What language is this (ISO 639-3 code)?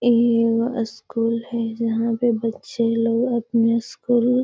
mag